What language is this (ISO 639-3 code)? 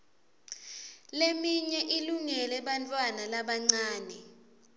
ssw